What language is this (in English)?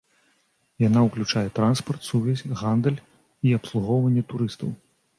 Belarusian